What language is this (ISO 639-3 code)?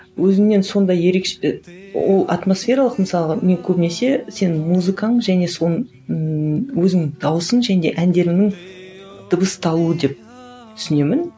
kaz